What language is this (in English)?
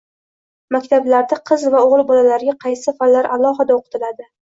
Uzbek